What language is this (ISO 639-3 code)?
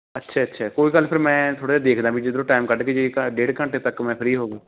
pan